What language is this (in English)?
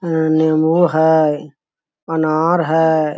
Magahi